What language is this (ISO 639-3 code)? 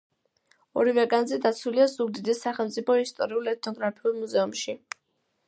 kat